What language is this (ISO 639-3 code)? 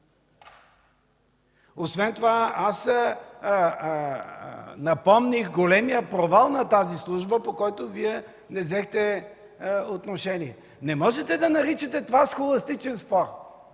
bul